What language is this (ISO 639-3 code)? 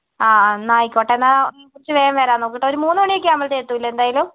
mal